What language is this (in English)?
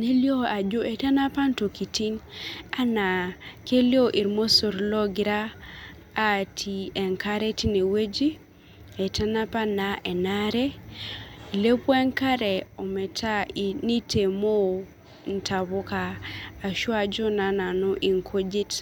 Masai